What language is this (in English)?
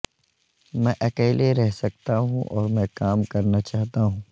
Urdu